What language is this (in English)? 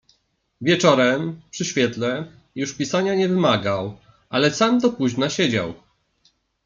Polish